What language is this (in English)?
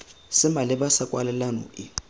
Tswana